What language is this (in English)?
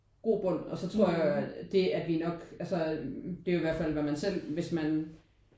Danish